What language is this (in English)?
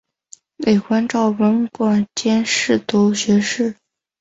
Chinese